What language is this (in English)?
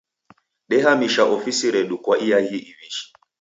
Taita